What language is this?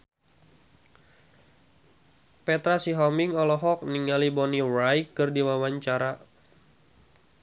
Sundanese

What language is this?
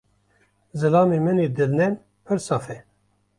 Kurdish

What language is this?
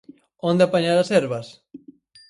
Galician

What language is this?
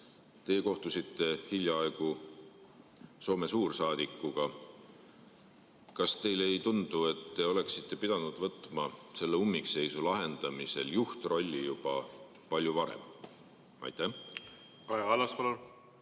Estonian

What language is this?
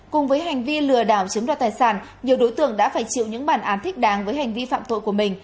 Vietnamese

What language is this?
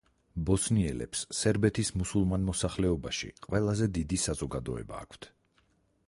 Georgian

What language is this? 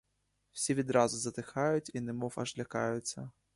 Ukrainian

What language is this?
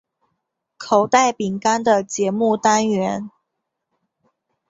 Chinese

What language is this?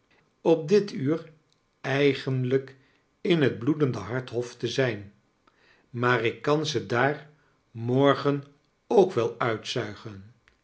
Dutch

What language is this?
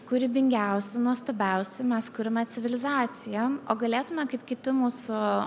Lithuanian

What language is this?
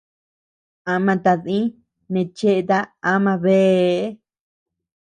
Tepeuxila Cuicatec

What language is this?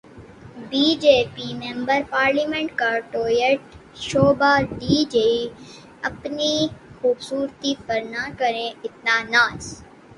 Urdu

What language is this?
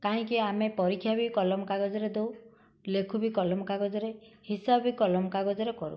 Odia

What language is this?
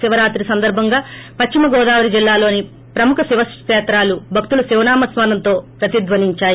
Telugu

